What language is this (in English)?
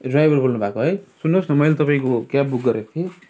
Nepali